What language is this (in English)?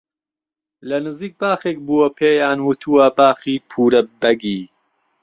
Central Kurdish